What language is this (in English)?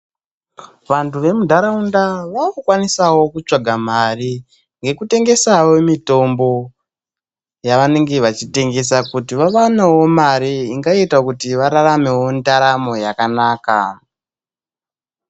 Ndau